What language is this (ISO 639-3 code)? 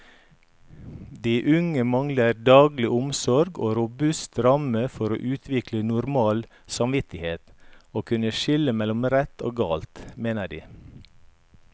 nor